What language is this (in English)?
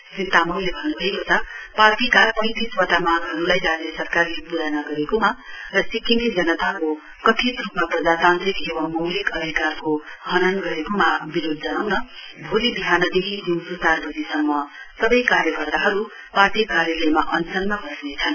Nepali